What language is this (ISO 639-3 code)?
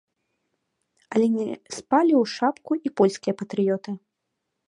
bel